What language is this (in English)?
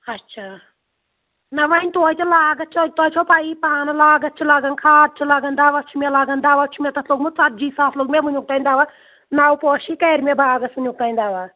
Kashmiri